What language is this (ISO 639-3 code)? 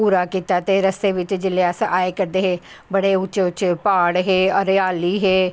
doi